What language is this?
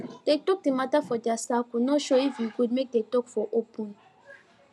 Nigerian Pidgin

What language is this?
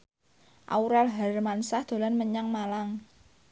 Javanese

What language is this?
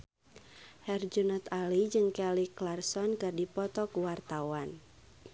Sundanese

